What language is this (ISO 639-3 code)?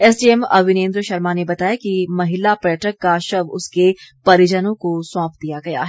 hin